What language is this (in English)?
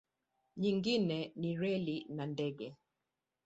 Swahili